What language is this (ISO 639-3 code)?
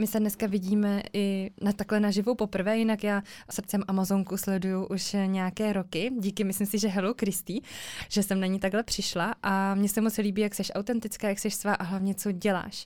ces